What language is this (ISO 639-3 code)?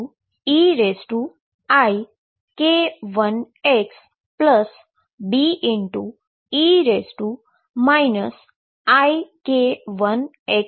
guj